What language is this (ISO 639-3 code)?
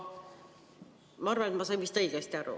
est